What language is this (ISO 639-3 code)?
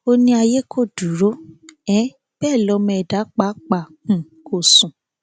yor